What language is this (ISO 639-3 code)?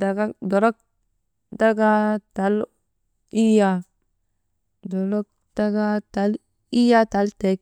mde